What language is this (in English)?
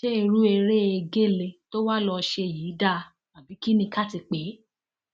Yoruba